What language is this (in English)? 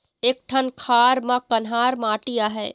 Chhattisgarhi